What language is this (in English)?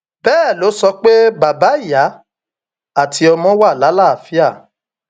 Yoruba